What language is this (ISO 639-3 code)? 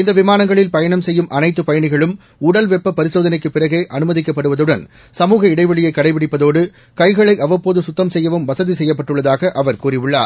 tam